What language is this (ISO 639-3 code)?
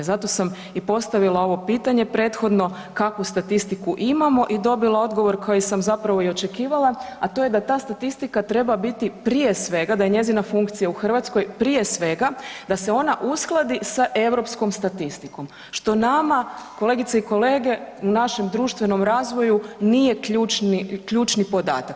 hrv